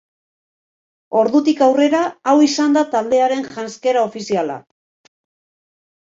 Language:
Basque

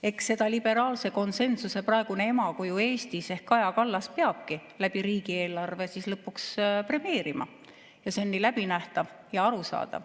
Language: Estonian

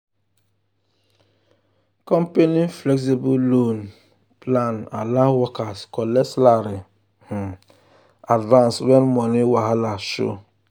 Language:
Nigerian Pidgin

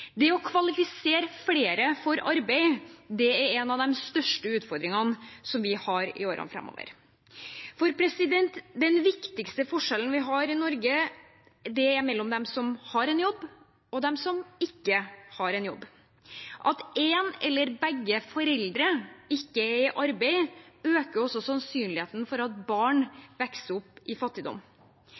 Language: Norwegian Bokmål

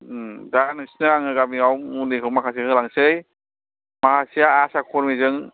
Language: Bodo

